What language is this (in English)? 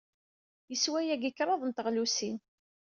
Kabyle